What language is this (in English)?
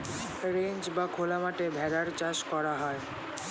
Bangla